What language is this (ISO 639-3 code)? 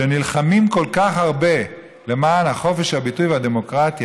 heb